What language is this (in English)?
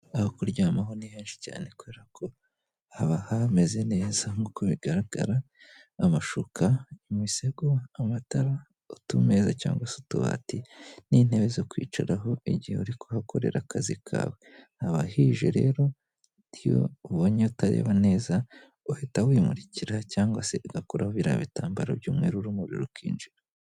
Kinyarwanda